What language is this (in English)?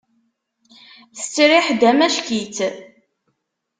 Kabyle